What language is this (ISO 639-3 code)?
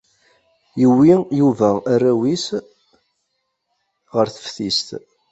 kab